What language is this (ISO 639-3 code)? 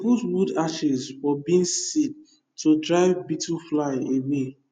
pcm